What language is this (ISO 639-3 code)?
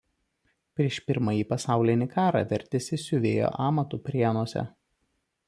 lit